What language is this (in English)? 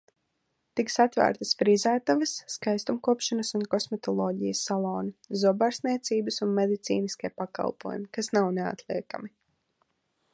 Latvian